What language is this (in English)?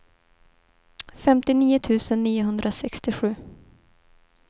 Swedish